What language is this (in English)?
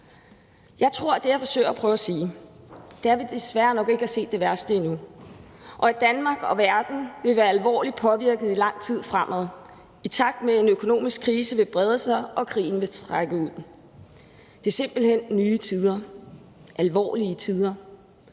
Danish